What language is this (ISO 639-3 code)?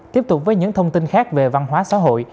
vie